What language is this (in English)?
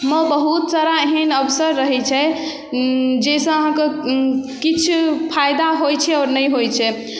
Maithili